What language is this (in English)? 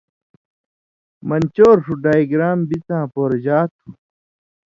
Indus Kohistani